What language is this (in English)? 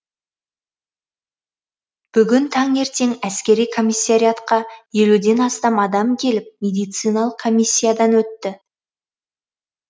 Kazakh